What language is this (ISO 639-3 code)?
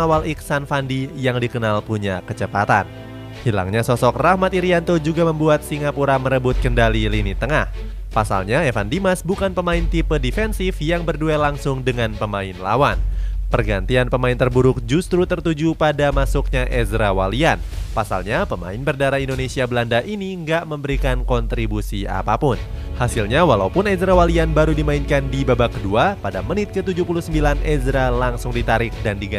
ind